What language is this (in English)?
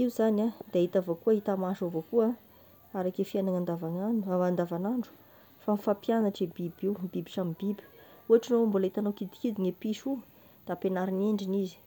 Tesaka Malagasy